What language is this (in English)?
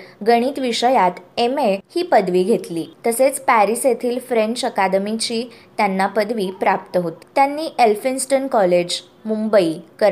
Marathi